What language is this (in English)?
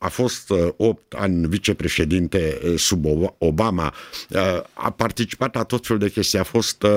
Romanian